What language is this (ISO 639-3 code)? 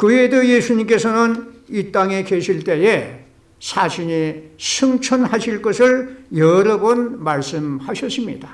kor